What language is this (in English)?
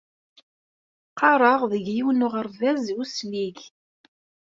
Kabyle